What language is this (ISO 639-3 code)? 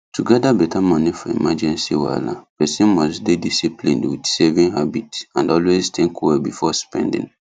pcm